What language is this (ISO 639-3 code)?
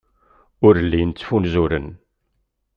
kab